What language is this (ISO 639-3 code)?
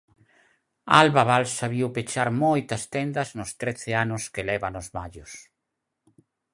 glg